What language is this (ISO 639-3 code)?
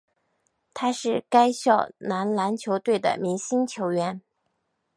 zho